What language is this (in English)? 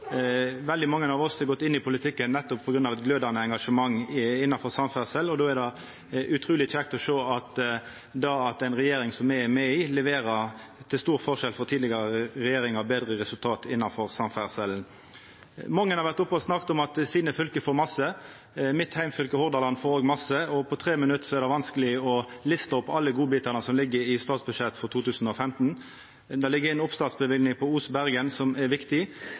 Norwegian Nynorsk